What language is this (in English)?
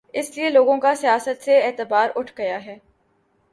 Urdu